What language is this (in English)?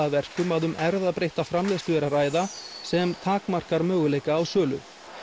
Icelandic